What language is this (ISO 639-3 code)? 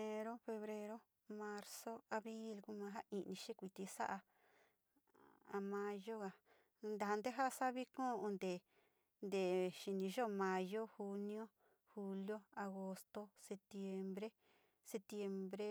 xti